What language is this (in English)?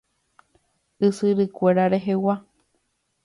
Guarani